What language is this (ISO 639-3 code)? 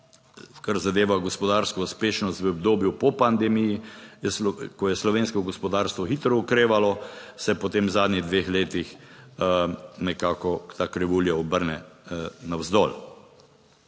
slv